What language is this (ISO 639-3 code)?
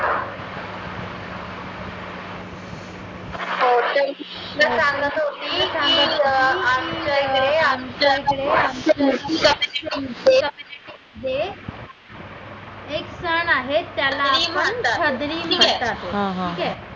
mar